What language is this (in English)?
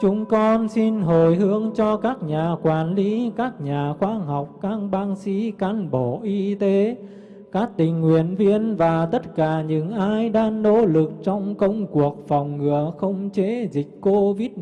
Vietnamese